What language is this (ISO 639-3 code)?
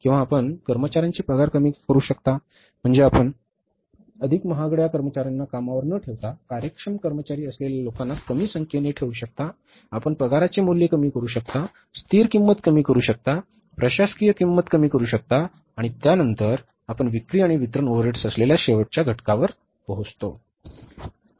mar